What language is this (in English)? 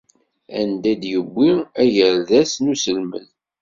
Kabyle